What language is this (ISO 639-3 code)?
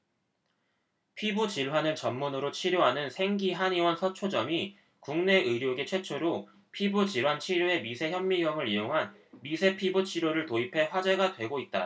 kor